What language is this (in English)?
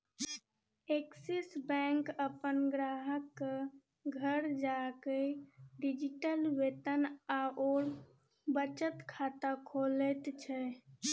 Maithili